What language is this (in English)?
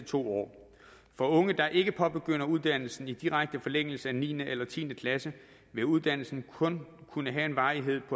Danish